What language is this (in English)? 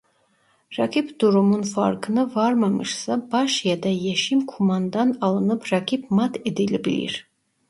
Turkish